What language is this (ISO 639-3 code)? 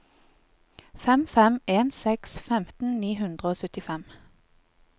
nor